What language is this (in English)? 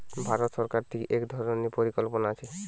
Bangla